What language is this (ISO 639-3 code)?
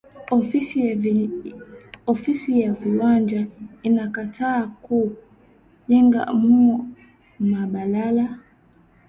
swa